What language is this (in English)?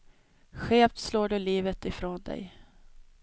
Swedish